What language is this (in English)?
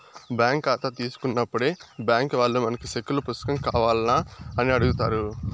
Telugu